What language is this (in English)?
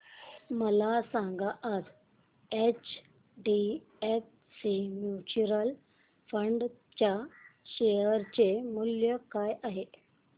Marathi